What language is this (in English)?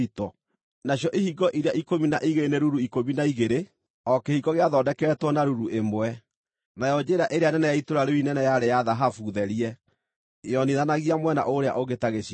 Kikuyu